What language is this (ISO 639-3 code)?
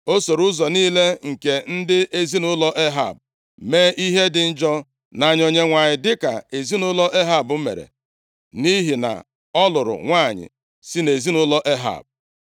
ibo